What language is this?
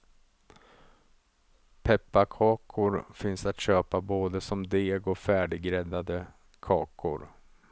Swedish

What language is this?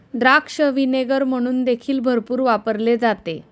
Marathi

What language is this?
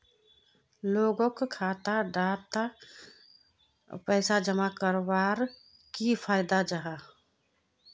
Magahi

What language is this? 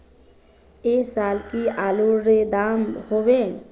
Magahi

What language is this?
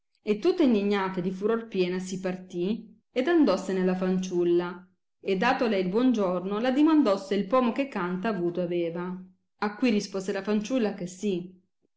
Italian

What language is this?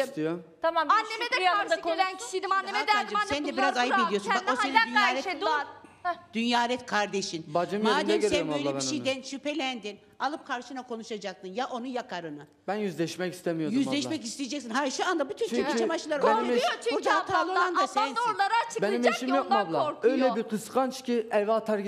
Turkish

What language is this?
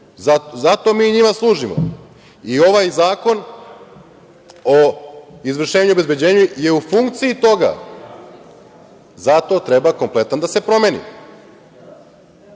Serbian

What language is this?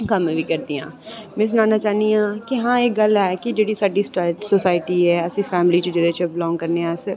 Dogri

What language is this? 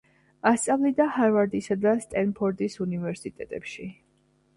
Georgian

